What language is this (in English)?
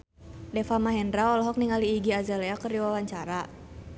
Sundanese